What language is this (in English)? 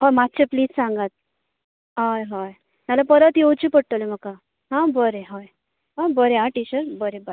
Konkani